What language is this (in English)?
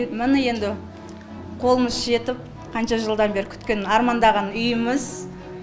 Kazakh